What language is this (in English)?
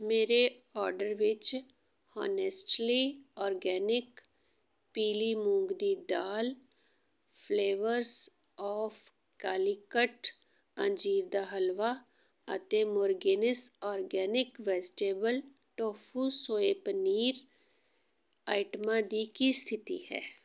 Punjabi